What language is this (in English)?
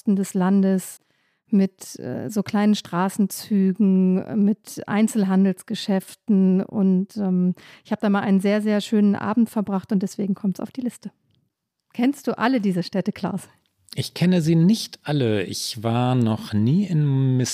German